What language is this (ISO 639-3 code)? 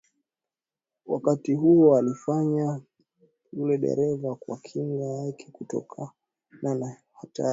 swa